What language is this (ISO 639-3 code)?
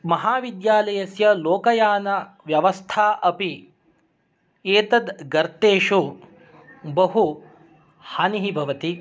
san